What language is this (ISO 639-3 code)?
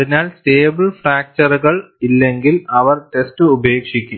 mal